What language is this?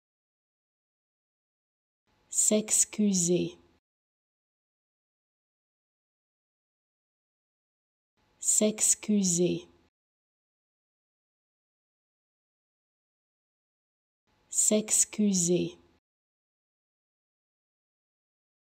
French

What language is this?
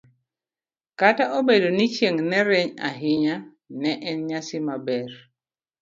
Luo (Kenya and Tanzania)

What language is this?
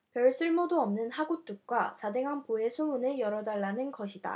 Korean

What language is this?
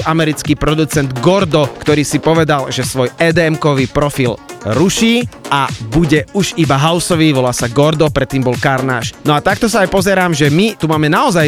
Slovak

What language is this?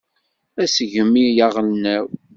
Kabyle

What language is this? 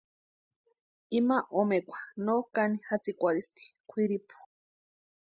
Western Highland Purepecha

